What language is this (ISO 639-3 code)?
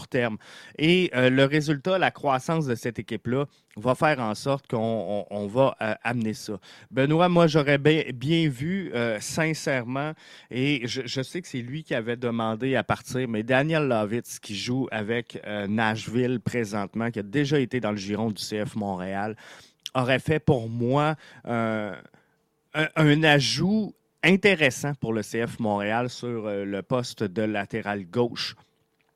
fra